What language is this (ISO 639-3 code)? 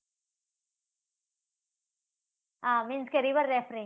guj